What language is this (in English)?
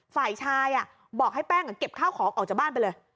Thai